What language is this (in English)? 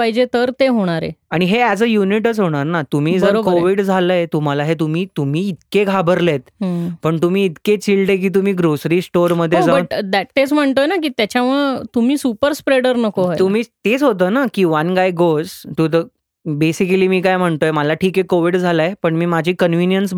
Marathi